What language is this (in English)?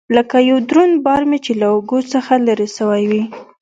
Pashto